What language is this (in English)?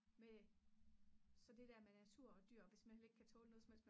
Danish